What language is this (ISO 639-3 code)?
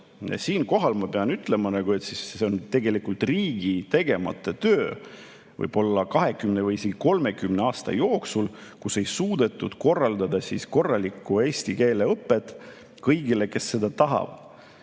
est